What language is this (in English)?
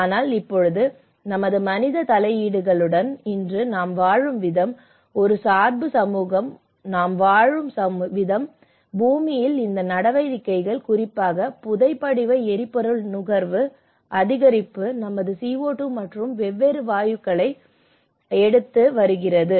Tamil